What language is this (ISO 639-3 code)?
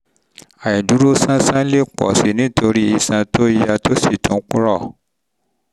yor